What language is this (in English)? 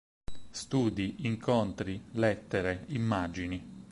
Italian